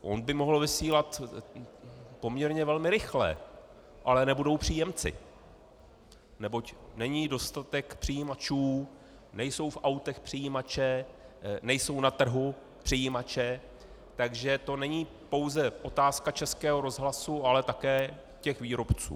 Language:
Czech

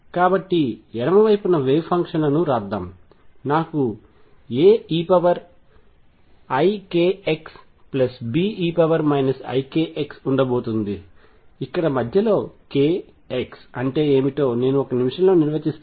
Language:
Telugu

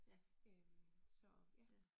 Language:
Danish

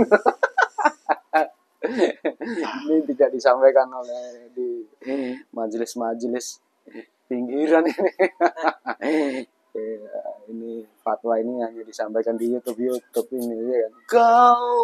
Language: Indonesian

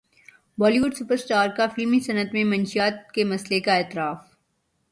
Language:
Urdu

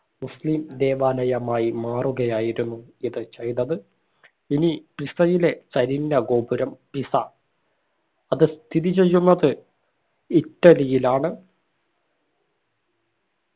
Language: Malayalam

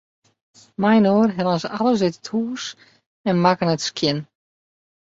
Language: Western Frisian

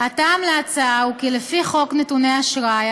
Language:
Hebrew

